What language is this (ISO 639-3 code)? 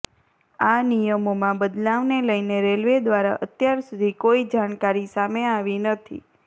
guj